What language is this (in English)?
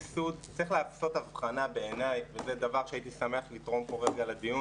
Hebrew